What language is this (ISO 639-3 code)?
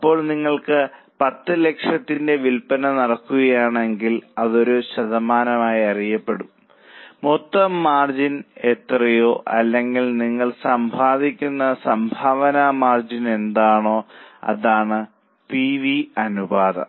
mal